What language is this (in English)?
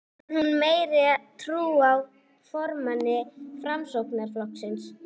Icelandic